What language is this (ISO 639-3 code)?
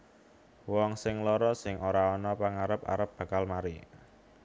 jav